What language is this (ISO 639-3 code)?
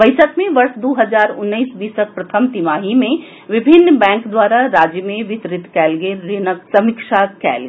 mai